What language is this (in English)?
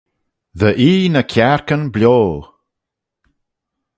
Manx